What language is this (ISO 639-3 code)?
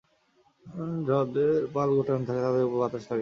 ben